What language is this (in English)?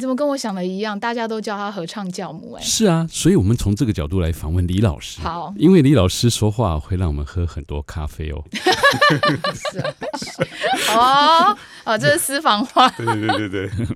Chinese